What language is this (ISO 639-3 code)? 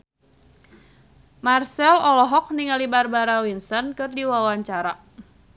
sun